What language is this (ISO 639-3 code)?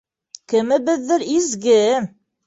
bak